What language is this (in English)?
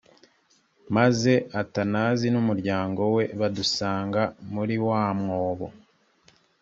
Kinyarwanda